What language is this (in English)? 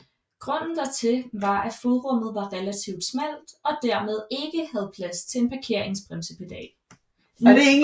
Danish